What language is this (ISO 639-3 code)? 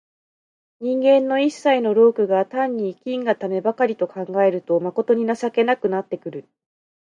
jpn